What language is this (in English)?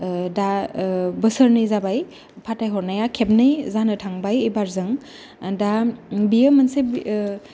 Bodo